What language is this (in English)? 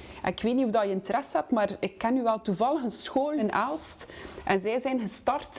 Dutch